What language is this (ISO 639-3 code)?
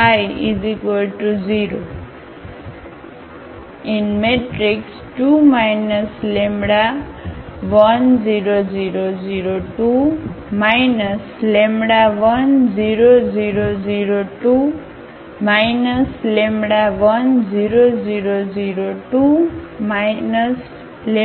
guj